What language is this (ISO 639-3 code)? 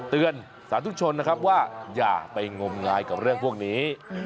tha